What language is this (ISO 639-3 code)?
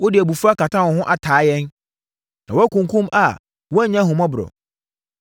aka